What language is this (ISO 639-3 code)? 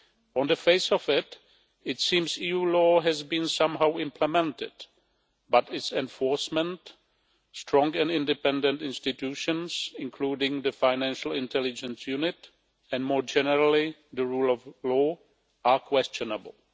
eng